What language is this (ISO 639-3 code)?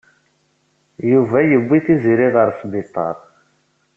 kab